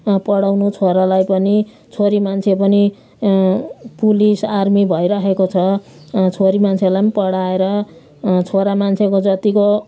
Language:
Nepali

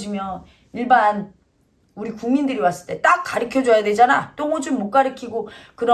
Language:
Korean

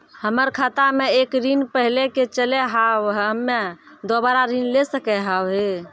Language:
Maithili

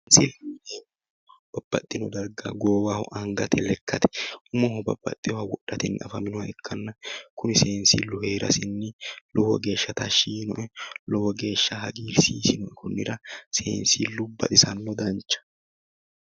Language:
Sidamo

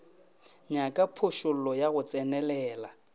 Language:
Northern Sotho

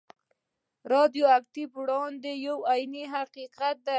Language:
Pashto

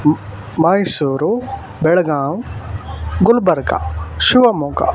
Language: Kannada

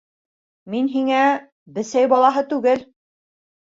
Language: Bashkir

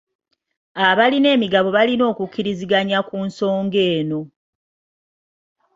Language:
Ganda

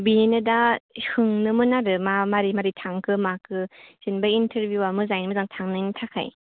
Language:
Bodo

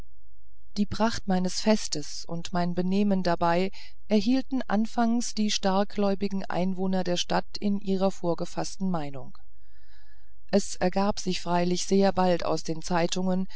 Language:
German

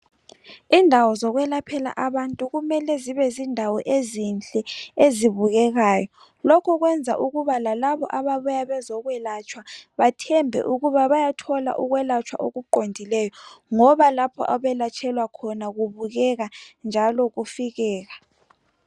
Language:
North Ndebele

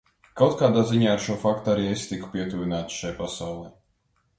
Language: Latvian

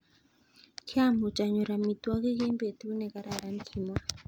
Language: Kalenjin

